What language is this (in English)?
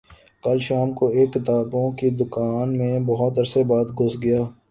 Urdu